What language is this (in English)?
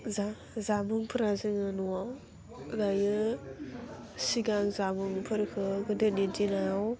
Bodo